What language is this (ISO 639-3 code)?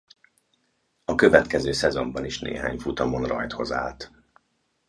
hun